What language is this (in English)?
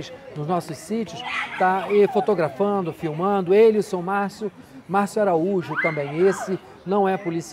Portuguese